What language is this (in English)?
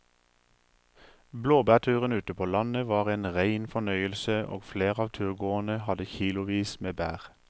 Norwegian